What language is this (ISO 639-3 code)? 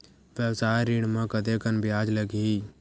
hne